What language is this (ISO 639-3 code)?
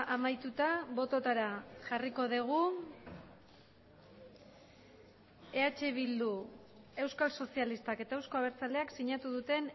eus